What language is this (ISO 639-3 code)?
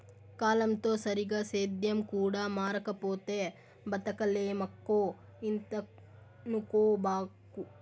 tel